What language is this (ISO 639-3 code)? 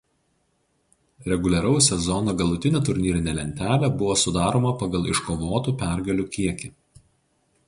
lit